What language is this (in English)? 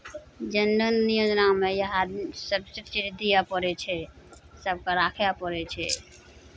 Maithili